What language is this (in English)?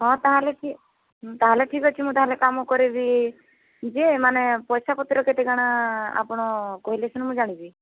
Odia